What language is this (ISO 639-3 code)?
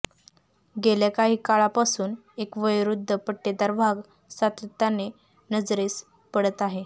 mar